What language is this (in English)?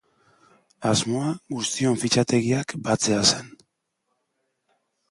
Basque